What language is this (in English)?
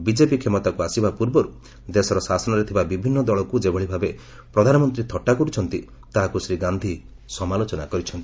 Odia